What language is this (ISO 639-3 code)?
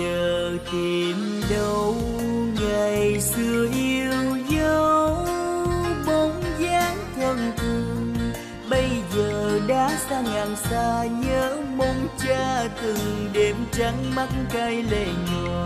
vie